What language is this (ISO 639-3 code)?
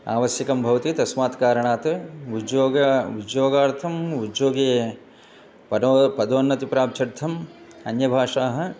san